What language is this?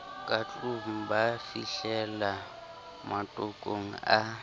Southern Sotho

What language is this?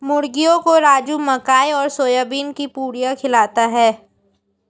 Hindi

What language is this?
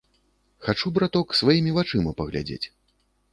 Belarusian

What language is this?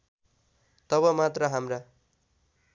Nepali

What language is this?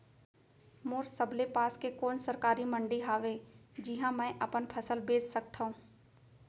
Chhattisgarhi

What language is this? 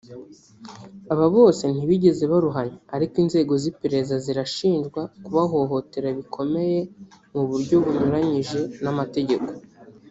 Kinyarwanda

